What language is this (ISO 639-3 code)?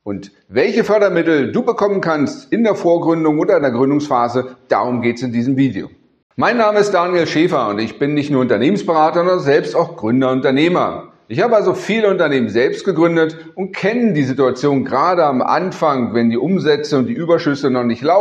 deu